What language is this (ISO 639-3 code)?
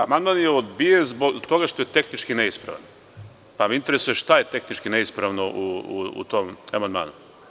srp